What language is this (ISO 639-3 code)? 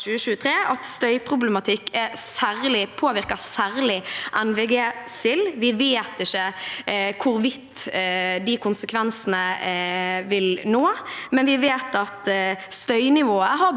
nor